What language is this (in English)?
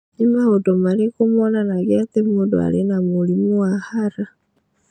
Kikuyu